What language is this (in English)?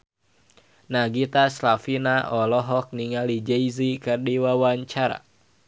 Sundanese